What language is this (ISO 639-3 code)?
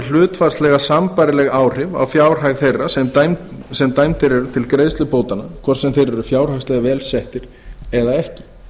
isl